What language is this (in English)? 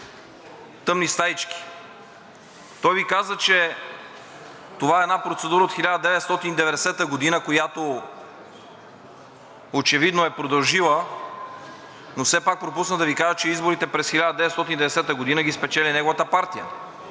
Bulgarian